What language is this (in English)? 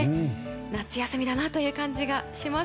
Japanese